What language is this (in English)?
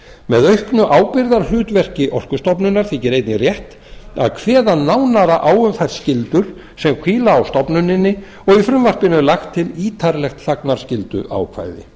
Icelandic